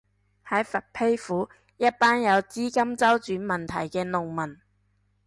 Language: Cantonese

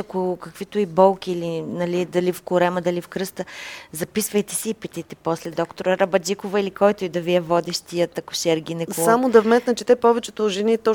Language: Bulgarian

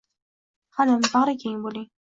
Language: Uzbek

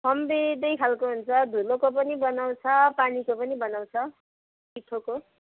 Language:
Nepali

